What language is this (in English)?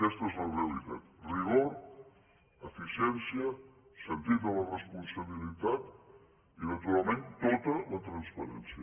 Catalan